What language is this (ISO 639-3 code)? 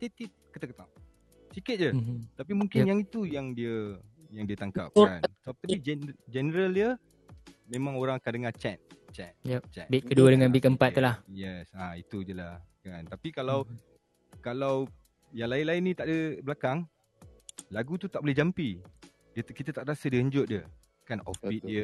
msa